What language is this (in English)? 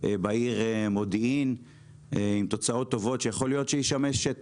Hebrew